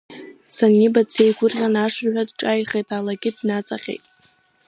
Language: Abkhazian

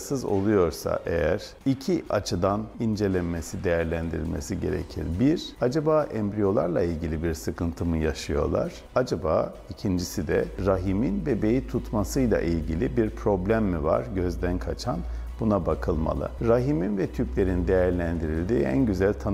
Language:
Turkish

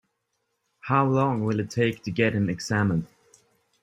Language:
English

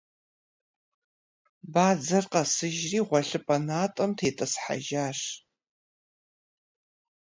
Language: Kabardian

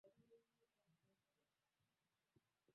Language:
Swahili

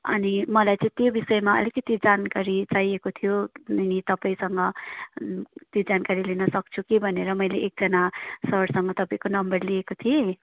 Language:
Nepali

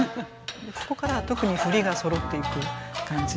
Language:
Japanese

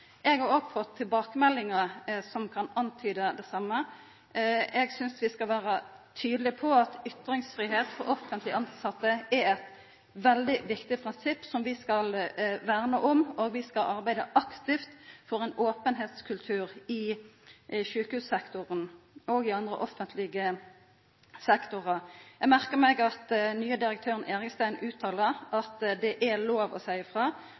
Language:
Norwegian Nynorsk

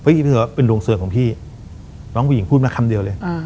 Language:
Thai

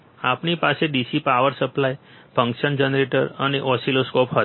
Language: Gujarati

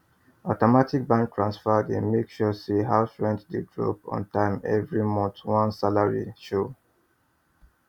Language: Nigerian Pidgin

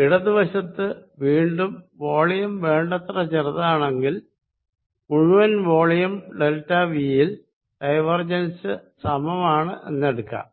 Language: Malayalam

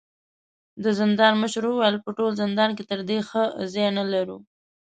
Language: Pashto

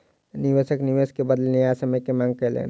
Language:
Maithili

